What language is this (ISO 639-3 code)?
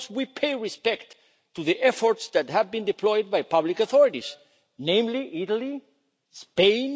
eng